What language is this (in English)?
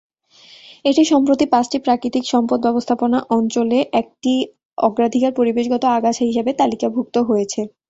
Bangla